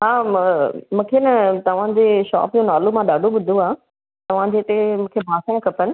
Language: Sindhi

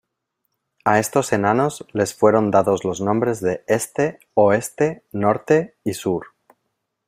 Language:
Spanish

